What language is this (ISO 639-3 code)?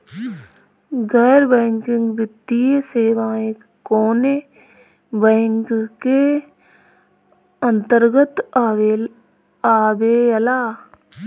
bho